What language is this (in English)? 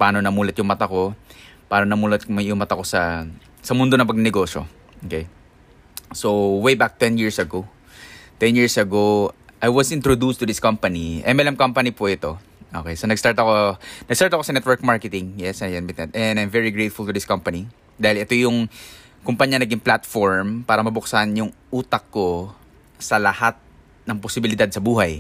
Filipino